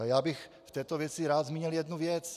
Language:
Czech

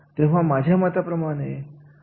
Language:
Marathi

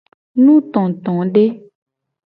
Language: Gen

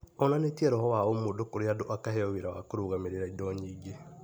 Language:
Kikuyu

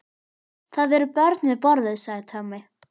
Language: Icelandic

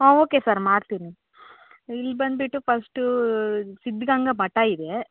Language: Kannada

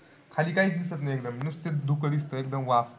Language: Marathi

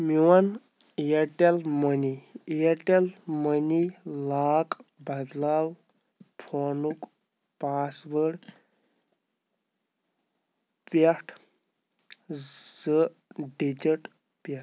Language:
Kashmiri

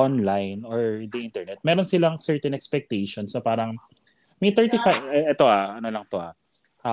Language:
Filipino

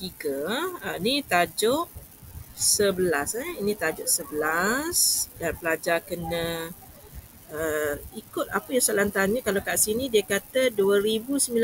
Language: Malay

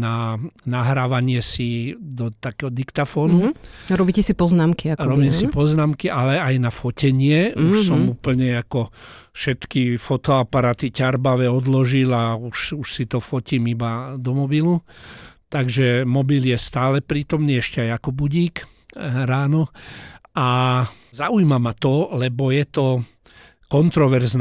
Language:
Slovak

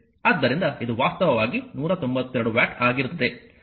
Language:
Kannada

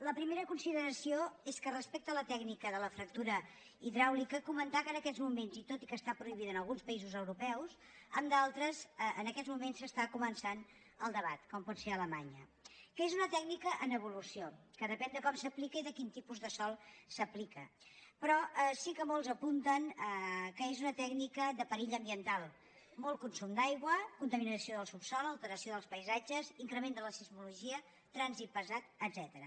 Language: Catalan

